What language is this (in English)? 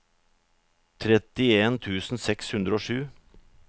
Norwegian